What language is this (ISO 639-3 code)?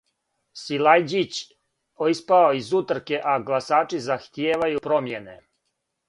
srp